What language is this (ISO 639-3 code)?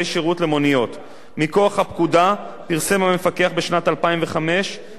heb